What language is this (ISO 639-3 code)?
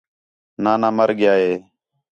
xhe